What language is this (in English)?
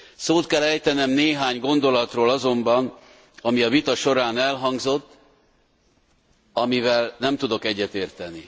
Hungarian